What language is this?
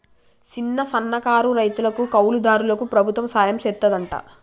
Telugu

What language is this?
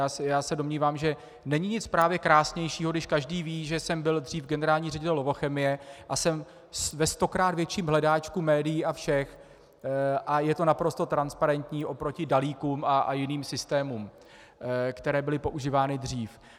Czech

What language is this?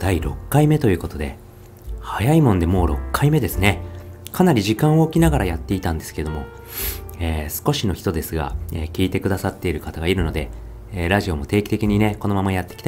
Japanese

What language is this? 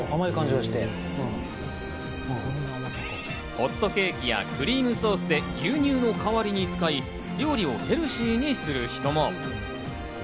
Japanese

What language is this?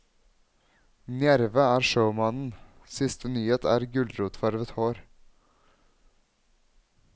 Norwegian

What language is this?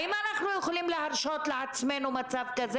Hebrew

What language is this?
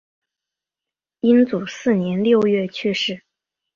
Chinese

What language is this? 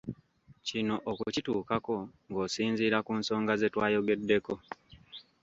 Ganda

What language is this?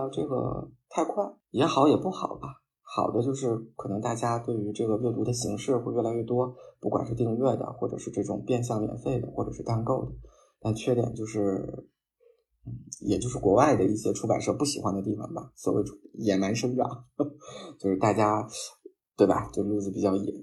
Chinese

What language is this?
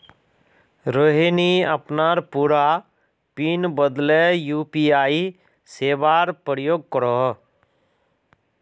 Magahi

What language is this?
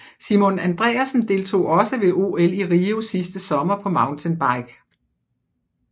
Danish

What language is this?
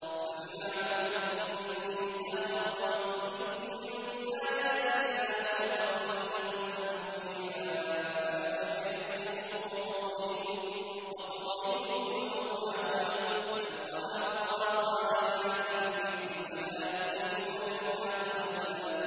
Arabic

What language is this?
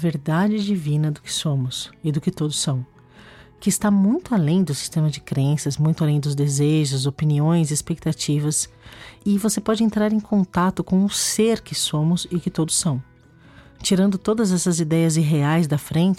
Portuguese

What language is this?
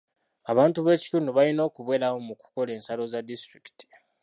Ganda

